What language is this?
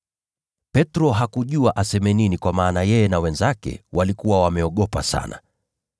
Swahili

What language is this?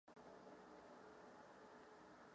Czech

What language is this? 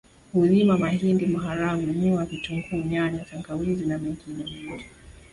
Swahili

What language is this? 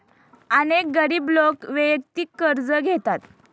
Marathi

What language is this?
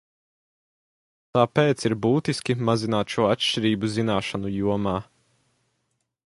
Latvian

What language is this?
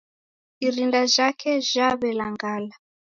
Taita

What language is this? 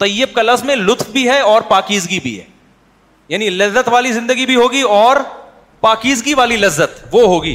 Urdu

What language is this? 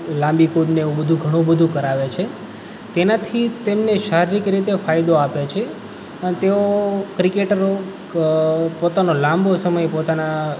Gujarati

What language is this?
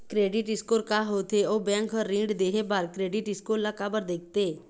Chhattisgarhi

